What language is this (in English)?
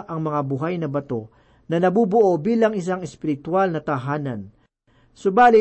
Filipino